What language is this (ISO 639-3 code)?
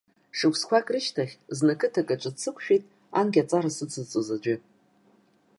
abk